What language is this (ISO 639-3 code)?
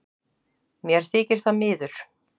isl